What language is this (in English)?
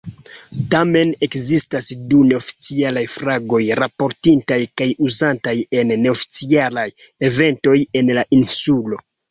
Esperanto